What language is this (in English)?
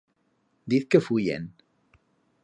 Aragonese